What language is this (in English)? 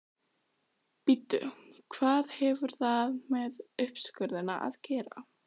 Icelandic